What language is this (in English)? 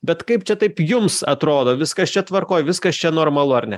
Lithuanian